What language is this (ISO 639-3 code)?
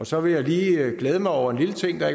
dan